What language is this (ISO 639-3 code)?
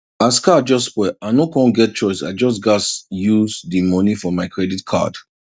pcm